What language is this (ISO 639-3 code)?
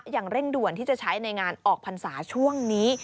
tha